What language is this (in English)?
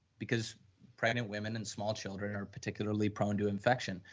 English